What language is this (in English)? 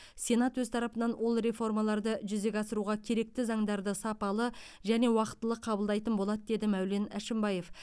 Kazakh